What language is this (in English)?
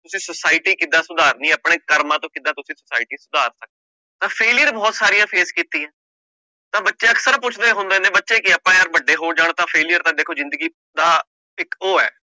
Punjabi